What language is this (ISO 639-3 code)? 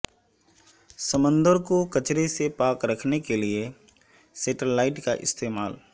urd